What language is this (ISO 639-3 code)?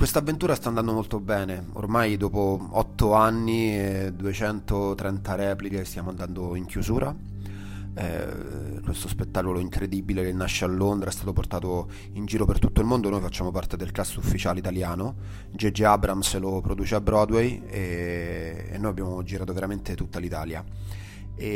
ita